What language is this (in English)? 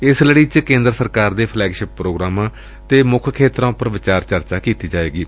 Punjabi